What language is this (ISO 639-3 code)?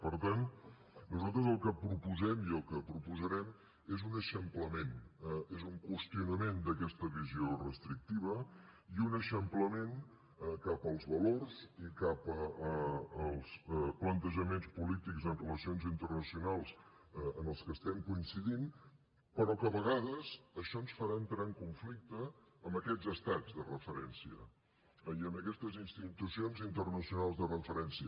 cat